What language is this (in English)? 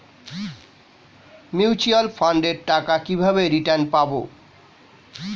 Bangla